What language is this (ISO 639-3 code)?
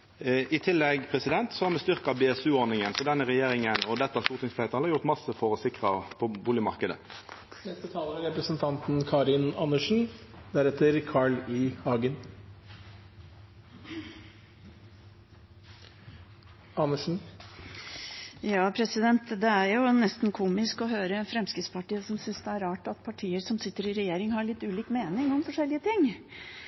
nor